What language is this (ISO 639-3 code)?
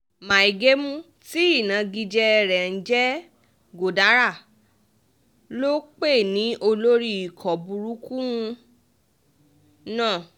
yor